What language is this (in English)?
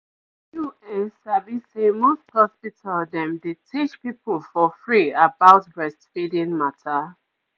Nigerian Pidgin